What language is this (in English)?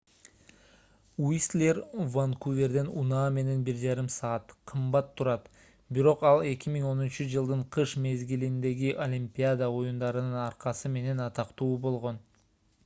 Kyrgyz